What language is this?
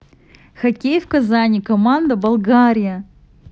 Russian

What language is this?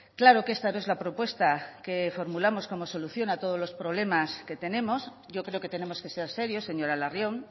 Spanish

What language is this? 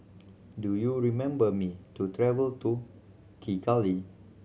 English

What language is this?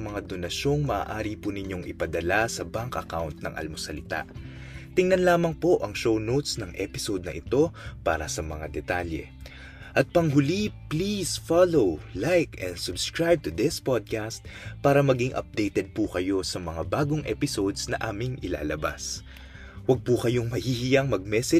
Filipino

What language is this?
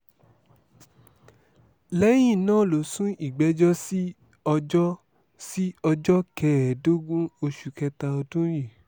Yoruba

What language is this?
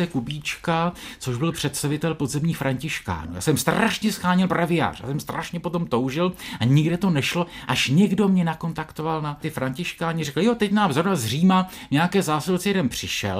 Czech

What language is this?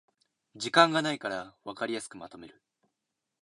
Japanese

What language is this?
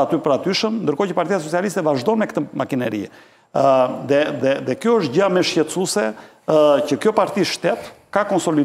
Romanian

